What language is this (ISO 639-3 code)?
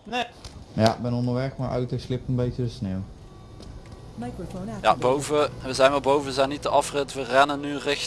nld